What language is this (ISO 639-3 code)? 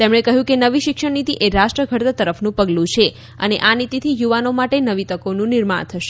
guj